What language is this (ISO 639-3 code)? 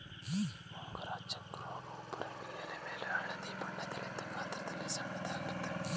kan